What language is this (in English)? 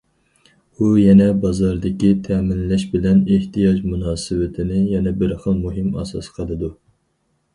Uyghur